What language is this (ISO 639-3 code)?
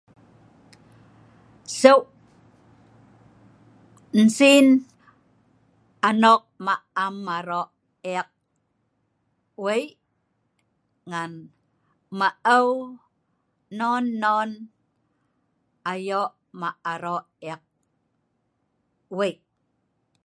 snv